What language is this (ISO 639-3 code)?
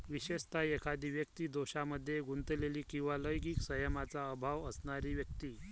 mar